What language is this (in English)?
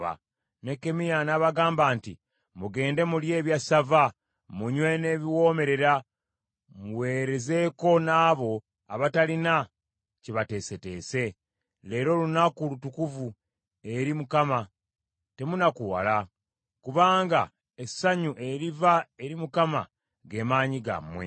Ganda